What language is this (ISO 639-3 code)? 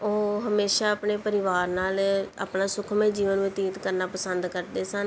pan